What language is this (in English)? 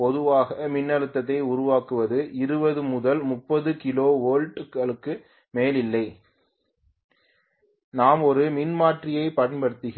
Tamil